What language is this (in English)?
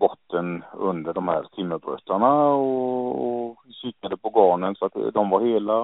Swedish